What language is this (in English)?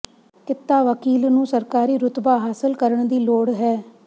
Punjabi